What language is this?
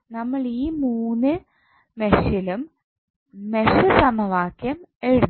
Malayalam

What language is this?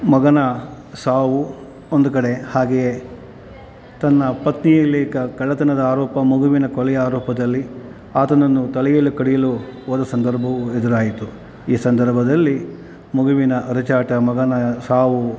Kannada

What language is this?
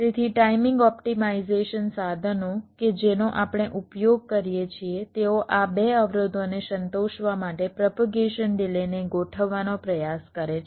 Gujarati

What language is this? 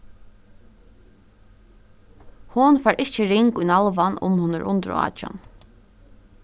Faroese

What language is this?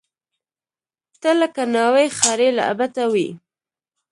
Pashto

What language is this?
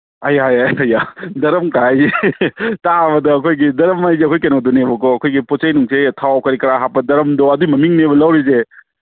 Manipuri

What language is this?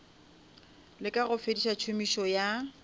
Northern Sotho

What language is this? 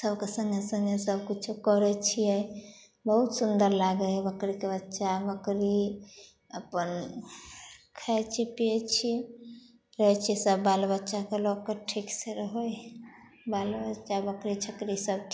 Maithili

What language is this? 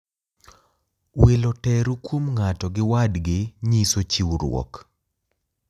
Luo (Kenya and Tanzania)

